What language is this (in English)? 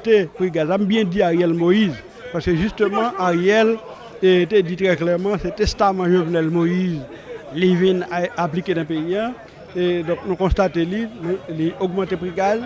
French